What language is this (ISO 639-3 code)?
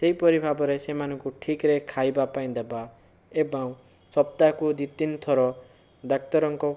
ori